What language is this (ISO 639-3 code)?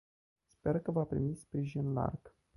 ron